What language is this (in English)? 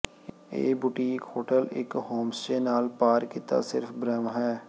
Punjabi